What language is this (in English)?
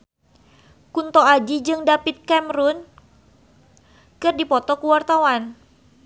Sundanese